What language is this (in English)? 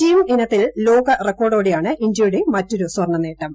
Malayalam